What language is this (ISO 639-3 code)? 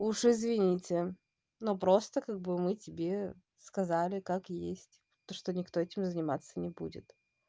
rus